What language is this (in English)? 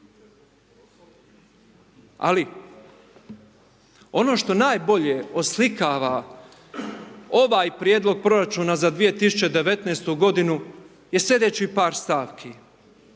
Croatian